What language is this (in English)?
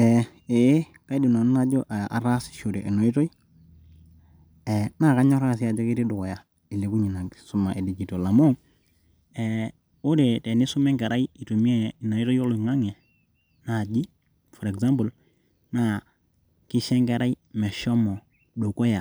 Masai